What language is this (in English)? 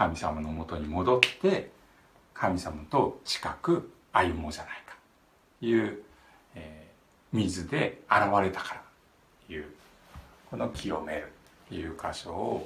Japanese